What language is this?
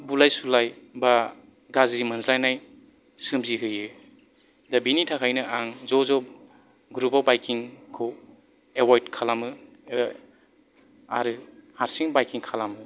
Bodo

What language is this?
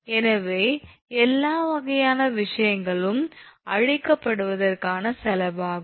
Tamil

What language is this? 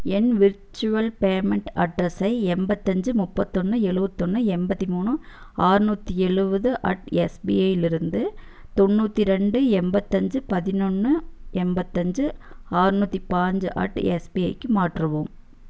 Tamil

